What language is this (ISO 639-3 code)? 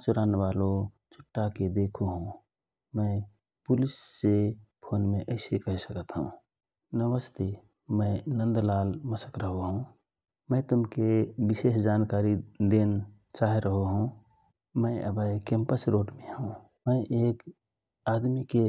thr